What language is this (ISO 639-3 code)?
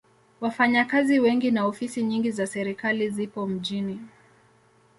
swa